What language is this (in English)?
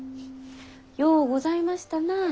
Japanese